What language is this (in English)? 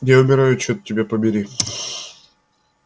Russian